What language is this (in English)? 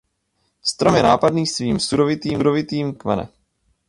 Czech